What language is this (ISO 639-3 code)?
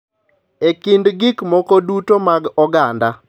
luo